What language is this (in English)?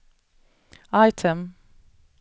Swedish